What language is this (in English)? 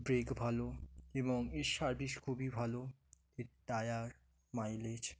Bangla